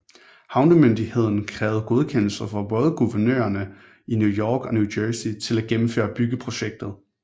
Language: Danish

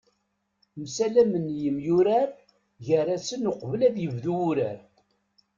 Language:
Kabyle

